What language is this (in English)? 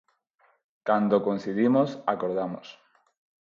Galician